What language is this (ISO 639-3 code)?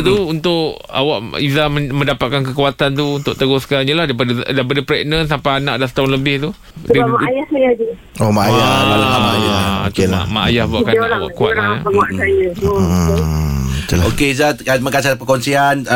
msa